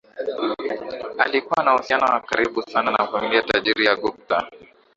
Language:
Swahili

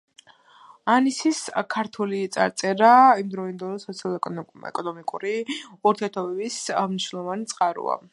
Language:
Georgian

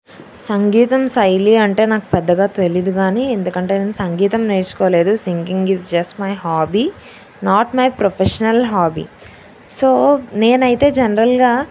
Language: Telugu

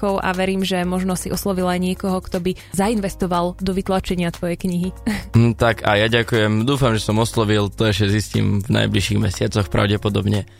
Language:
Slovak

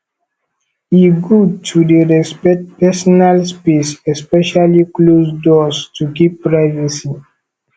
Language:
Nigerian Pidgin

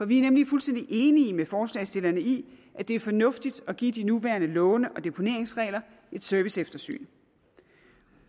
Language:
Danish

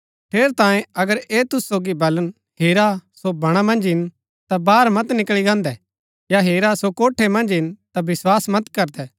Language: Gaddi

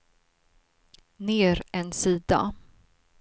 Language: Swedish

